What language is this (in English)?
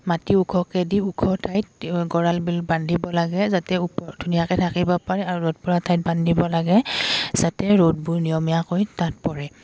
Assamese